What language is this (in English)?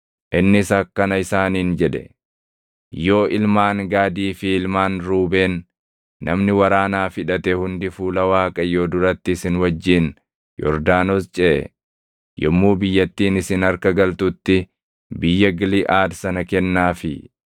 Oromo